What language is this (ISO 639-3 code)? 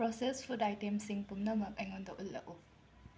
mni